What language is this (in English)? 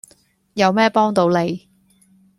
Cantonese